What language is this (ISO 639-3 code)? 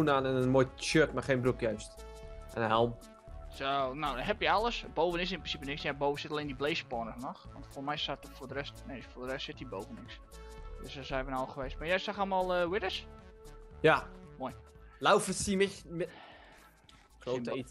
nld